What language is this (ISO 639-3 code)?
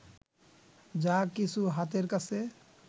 ben